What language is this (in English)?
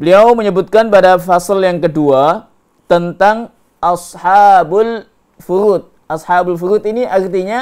Indonesian